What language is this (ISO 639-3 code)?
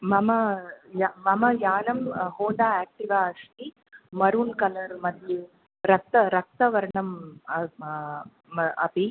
san